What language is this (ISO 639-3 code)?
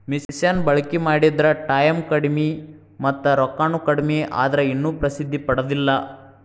kan